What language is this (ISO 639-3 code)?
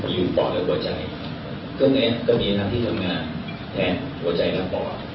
tha